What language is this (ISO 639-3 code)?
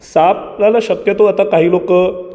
mar